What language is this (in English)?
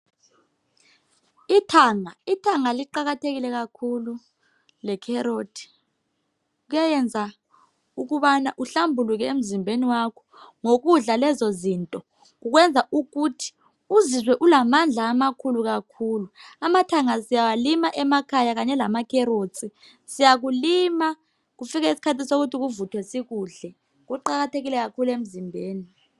North Ndebele